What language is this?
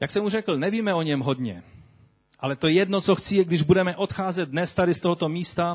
Czech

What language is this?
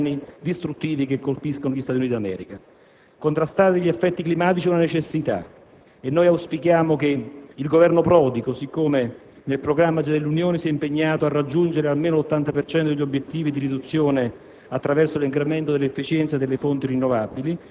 Italian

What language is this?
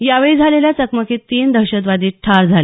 Marathi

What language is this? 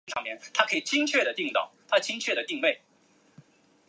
Chinese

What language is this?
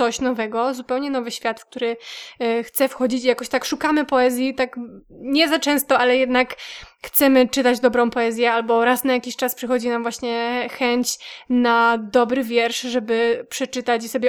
Polish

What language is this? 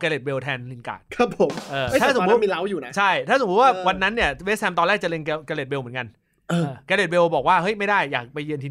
Thai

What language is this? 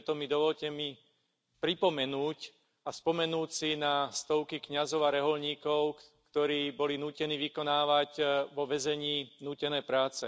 Slovak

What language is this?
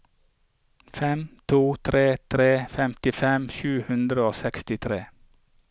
Norwegian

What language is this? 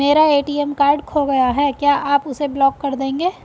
Hindi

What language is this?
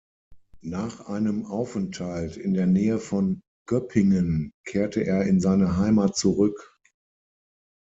German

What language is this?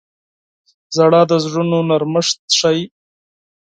Pashto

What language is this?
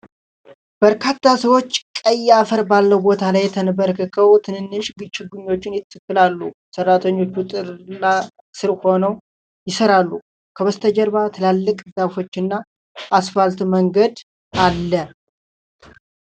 Amharic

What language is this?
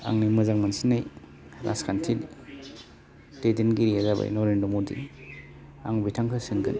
Bodo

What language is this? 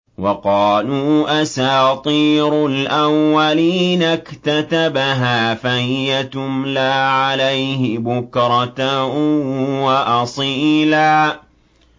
Arabic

